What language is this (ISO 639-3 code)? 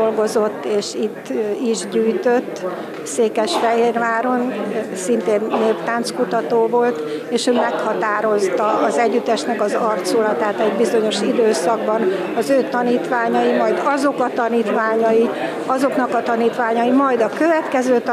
hun